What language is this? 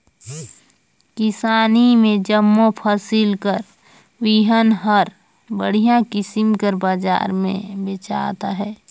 Chhattisgarhi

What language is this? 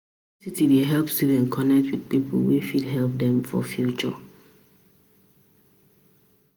Nigerian Pidgin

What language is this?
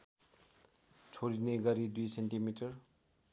Nepali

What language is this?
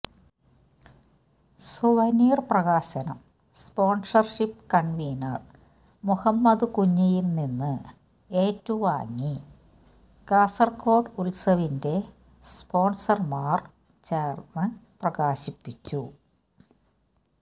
Malayalam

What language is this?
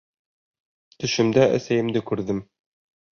Bashkir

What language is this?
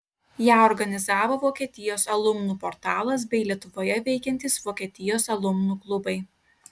Lithuanian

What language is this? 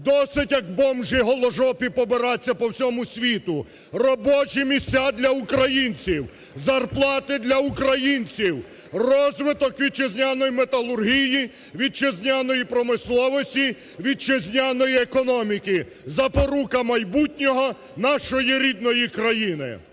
Ukrainian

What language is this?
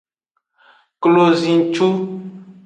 Aja (Benin)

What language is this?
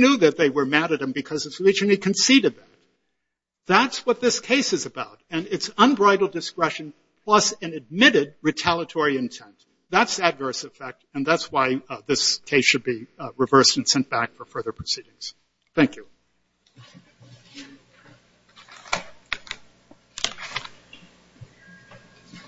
English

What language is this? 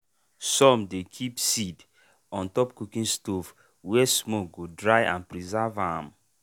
Nigerian Pidgin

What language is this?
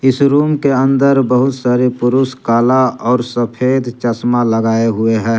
Hindi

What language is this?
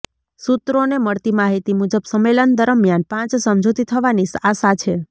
Gujarati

